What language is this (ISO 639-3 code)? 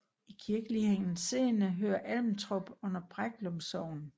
dan